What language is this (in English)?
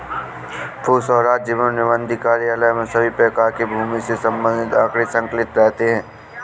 Hindi